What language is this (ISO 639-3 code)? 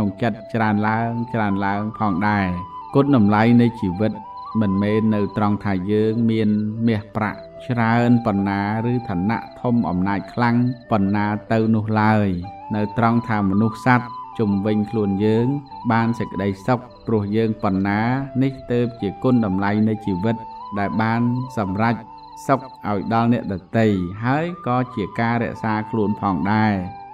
vie